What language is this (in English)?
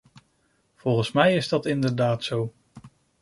Dutch